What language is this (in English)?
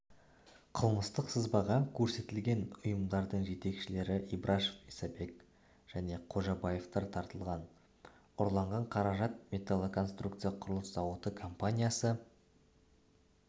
Kazakh